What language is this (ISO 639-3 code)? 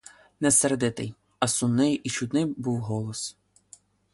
ukr